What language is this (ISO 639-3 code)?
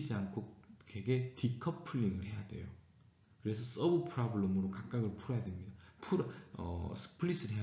kor